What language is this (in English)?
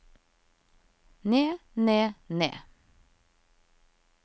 Norwegian